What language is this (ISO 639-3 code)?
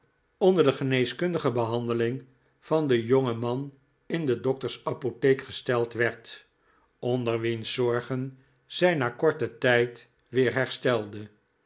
nld